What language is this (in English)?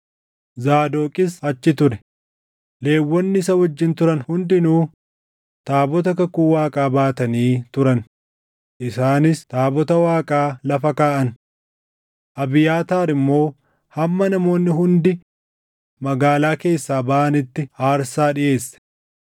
Oromo